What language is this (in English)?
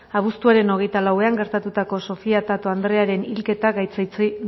Basque